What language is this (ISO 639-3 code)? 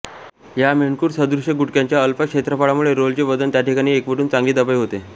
mar